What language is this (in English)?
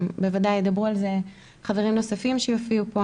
Hebrew